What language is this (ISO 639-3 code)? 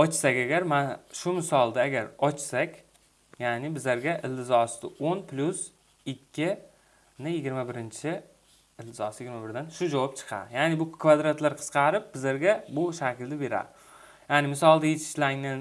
tur